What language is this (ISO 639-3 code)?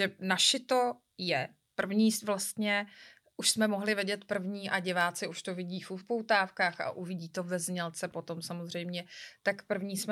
ces